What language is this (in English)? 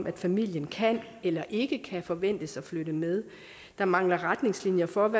Danish